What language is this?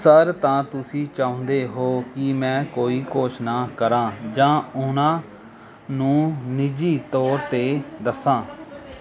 Punjabi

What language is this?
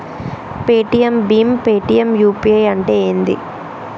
Telugu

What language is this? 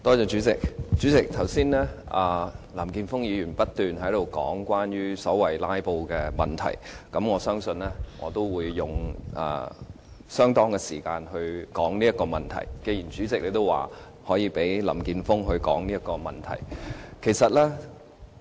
Cantonese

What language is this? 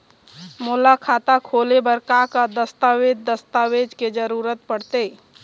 Chhattisgarhi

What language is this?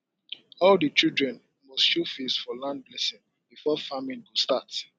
Nigerian Pidgin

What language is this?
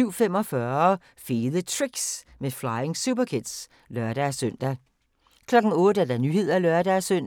Danish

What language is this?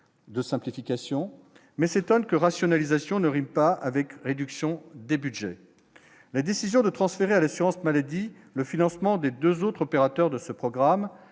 French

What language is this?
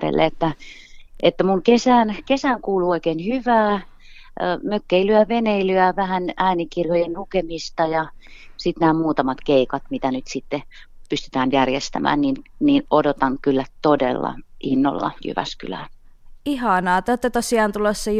Finnish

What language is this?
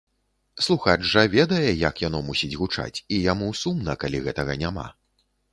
Belarusian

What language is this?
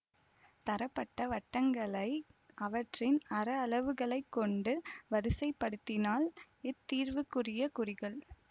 Tamil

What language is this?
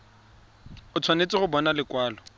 Tswana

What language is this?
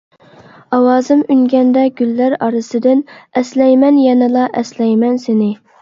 Uyghur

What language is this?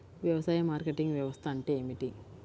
Telugu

